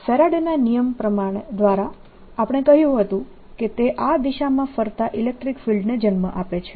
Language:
Gujarati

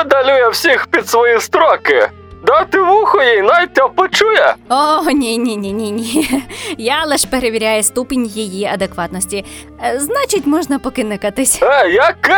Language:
Ukrainian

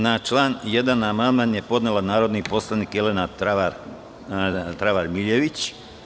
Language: Serbian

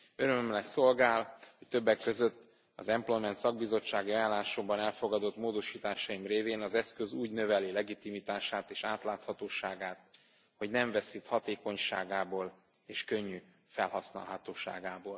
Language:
Hungarian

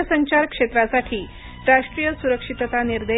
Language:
Marathi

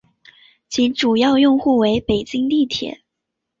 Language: Chinese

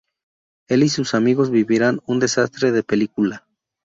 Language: Spanish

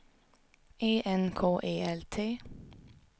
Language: Swedish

